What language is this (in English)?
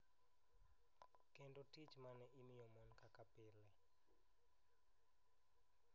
Luo (Kenya and Tanzania)